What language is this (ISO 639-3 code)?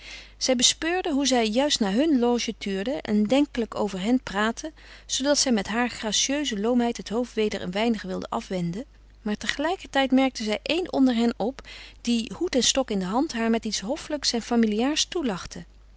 nld